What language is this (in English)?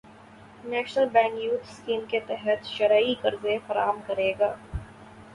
Urdu